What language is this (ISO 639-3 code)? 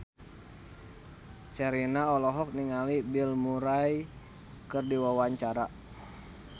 sun